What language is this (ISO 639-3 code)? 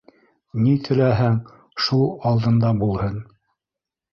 bak